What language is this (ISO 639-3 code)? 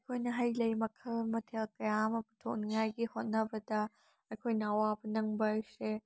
mni